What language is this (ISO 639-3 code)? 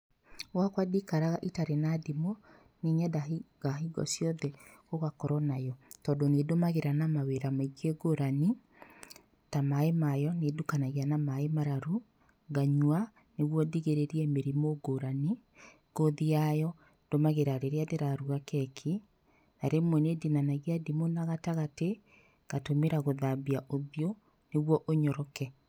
kik